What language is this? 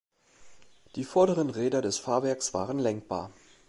German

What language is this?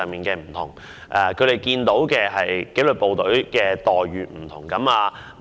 Cantonese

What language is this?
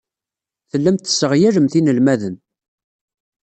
Kabyle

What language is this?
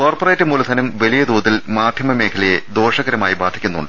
Malayalam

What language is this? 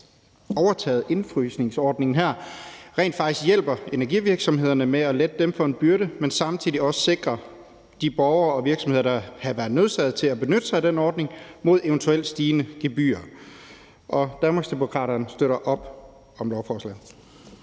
Danish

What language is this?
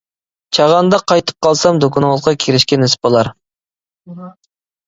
Uyghur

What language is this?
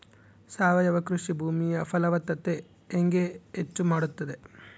Kannada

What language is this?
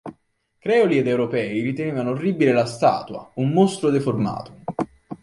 Italian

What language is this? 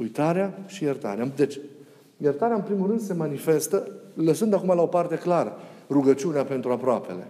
Romanian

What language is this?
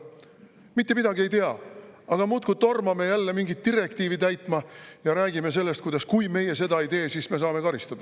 Estonian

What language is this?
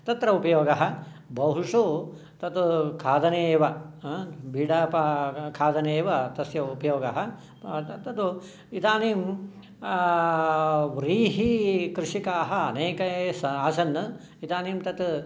Sanskrit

